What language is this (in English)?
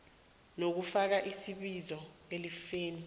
South Ndebele